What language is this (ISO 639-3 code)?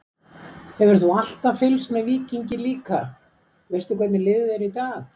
isl